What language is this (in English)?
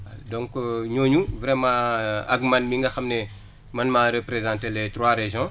Wolof